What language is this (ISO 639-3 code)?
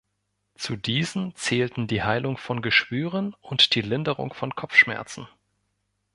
deu